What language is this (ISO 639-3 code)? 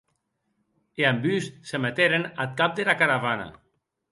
oci